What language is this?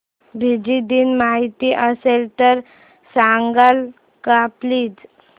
Marathi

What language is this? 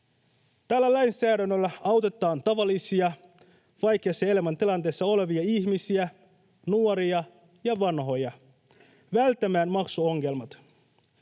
Finnish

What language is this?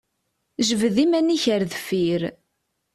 Kabyle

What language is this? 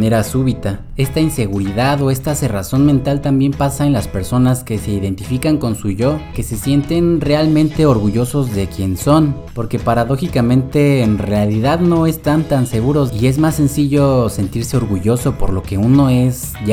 Spanish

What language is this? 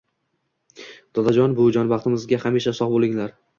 Uzbek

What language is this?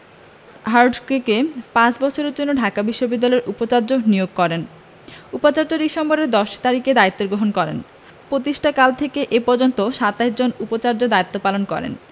Bangla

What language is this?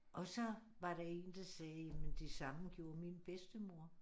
Danish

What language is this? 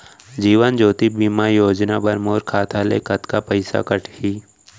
Chhattisgarhi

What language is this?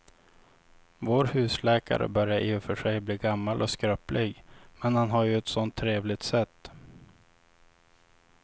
Swedish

